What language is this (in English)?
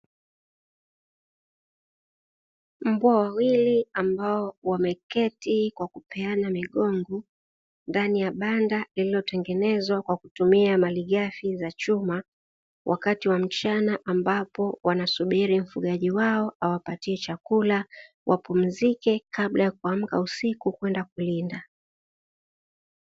Swahili